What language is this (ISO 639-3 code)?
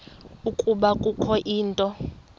xho